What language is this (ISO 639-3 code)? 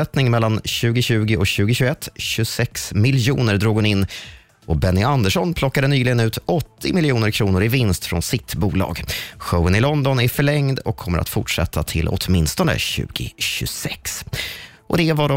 swe